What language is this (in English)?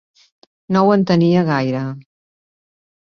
Catalan